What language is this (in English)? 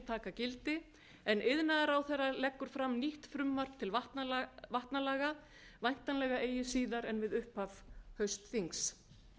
Icelandic